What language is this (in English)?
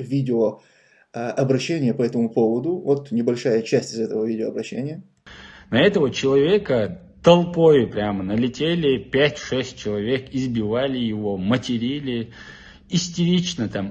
Russian